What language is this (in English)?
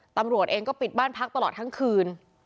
Thai